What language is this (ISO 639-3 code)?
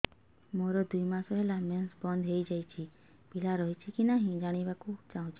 ori